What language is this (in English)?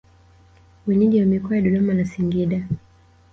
Swahili